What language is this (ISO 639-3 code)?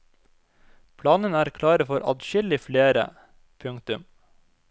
nor